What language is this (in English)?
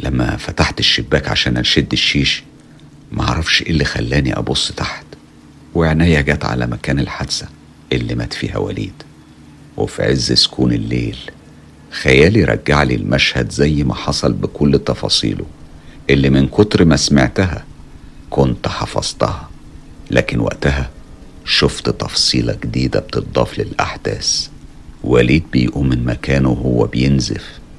Arabic